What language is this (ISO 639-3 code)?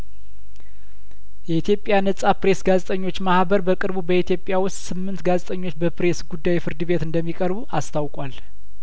amh